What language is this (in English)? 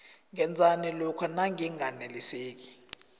South Ndebele